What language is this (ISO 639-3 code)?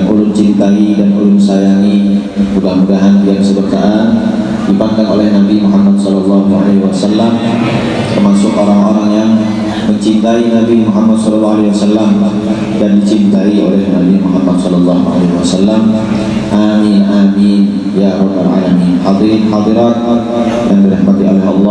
ind